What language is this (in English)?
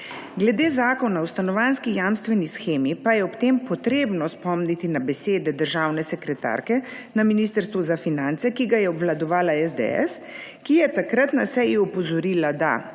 Slovenian